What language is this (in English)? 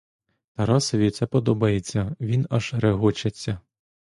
Ukrainian